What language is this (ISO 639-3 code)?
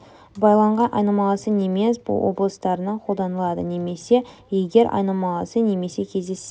kaz